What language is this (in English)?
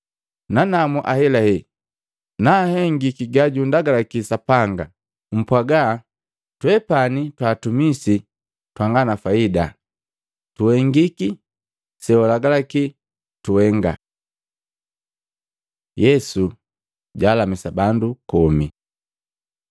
Matengo